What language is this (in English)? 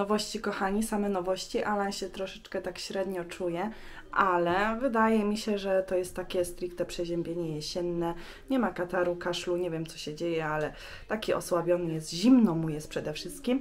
Polish